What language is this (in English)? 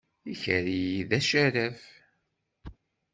Kabyle